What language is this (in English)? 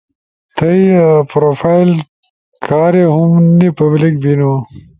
Ushojo